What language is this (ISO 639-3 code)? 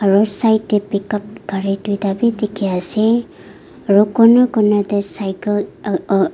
nag